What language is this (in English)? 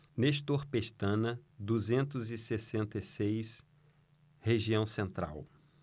Portuguese